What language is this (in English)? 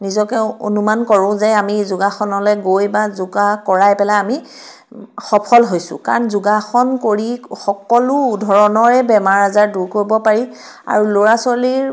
Assamese